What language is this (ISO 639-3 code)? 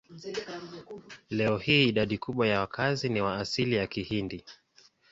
swa